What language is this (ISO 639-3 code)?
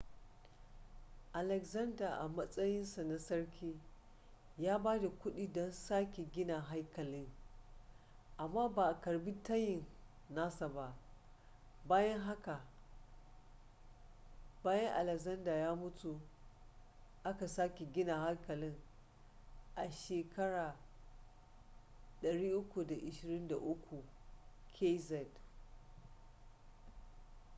hau